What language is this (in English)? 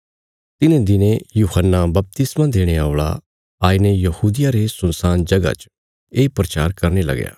Bilaspuri